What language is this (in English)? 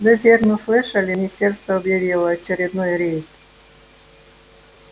Russian